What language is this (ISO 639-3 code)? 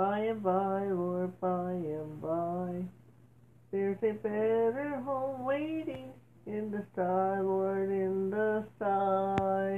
eng